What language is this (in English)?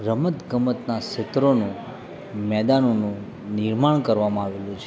Gujarati